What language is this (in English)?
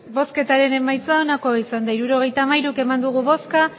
Basque